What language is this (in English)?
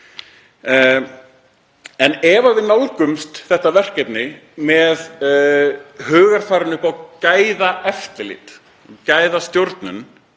Icelandic